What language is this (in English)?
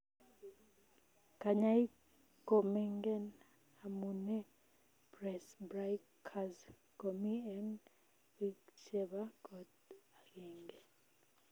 Kalenjin